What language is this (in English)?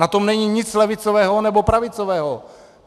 Czech